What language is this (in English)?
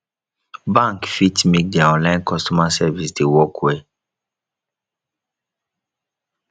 Nigerian Pidgin